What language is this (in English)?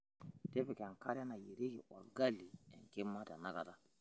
Masai